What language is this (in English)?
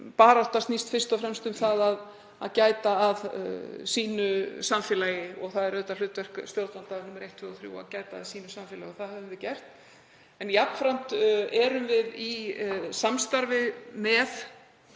Icelandic